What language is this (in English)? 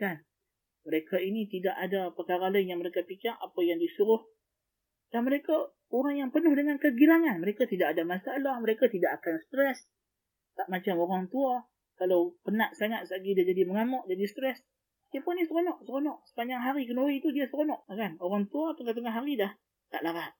Malay